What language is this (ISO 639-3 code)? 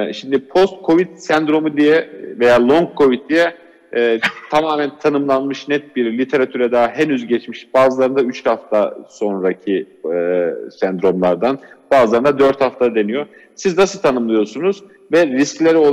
tur